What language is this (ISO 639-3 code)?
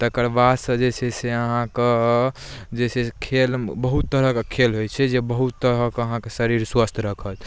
mai